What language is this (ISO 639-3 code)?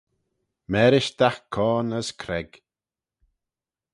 glv